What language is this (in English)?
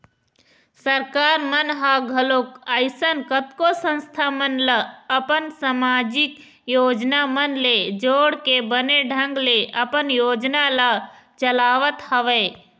Chhattisgarhi